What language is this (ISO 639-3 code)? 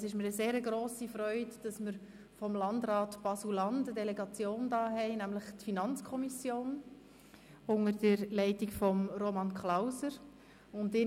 gsw